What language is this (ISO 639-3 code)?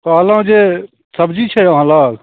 mai